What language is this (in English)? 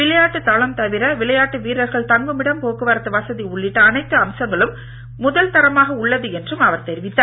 Tamil